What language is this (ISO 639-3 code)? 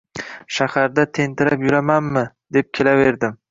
uzb